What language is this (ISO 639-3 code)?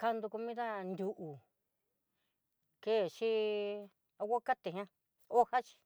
mxy